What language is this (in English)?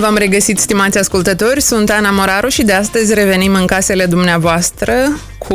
Romanian